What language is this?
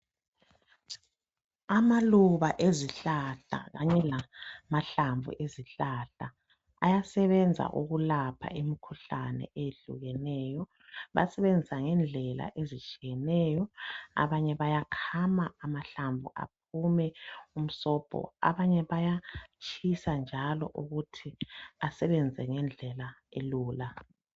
North Ndebele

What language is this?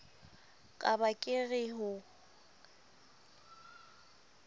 Southern Sotho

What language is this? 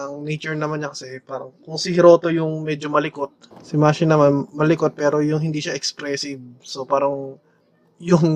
Filipino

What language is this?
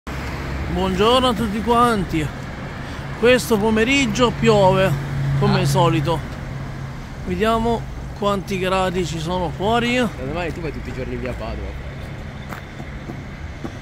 Italian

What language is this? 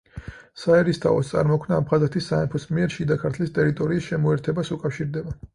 Georgian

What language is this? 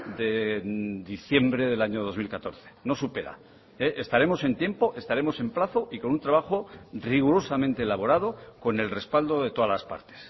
Spanish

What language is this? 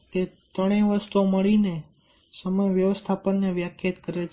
Gujarati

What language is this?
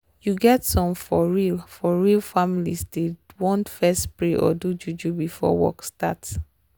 Nigerian Pidgin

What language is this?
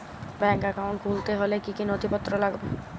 Bangla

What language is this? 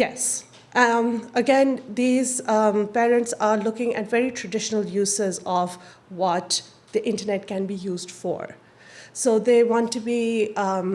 English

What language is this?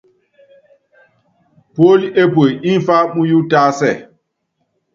Yangben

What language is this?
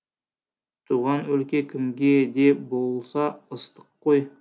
Kazakh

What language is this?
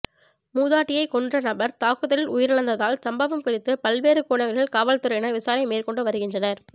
Tamil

